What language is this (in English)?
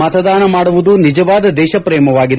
Kannada